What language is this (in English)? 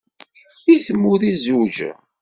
Kabyle